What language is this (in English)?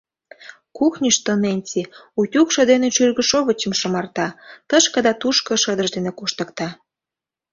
Mari